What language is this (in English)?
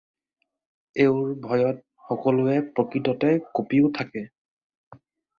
Assamese